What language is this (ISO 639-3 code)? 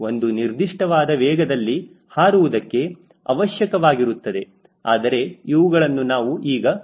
kan